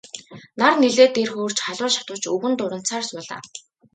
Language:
Mongolian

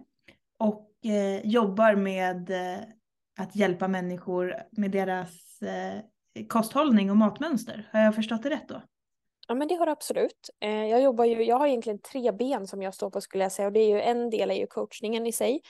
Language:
Swedish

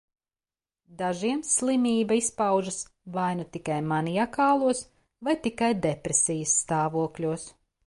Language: Latvian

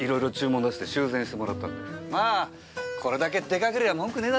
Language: Japanese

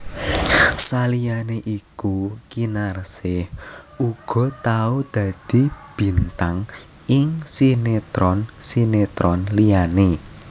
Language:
Javanese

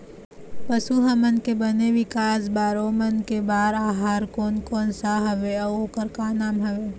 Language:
Chhattisgarhi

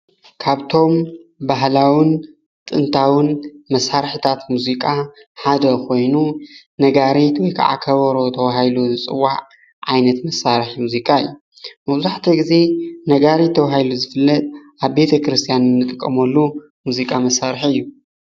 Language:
Tigrinya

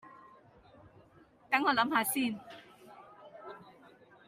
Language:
Cantonese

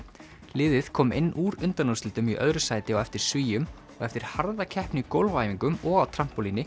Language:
Icelandic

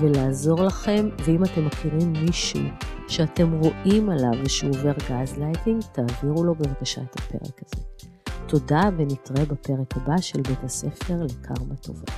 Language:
Hebrew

